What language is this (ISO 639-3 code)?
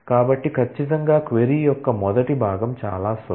tel